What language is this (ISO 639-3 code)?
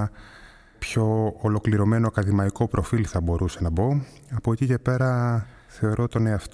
ell